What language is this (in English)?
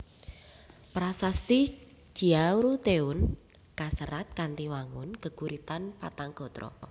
Javanese